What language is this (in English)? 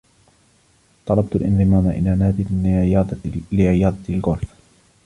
Arabic